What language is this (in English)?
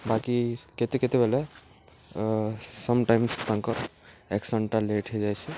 Odia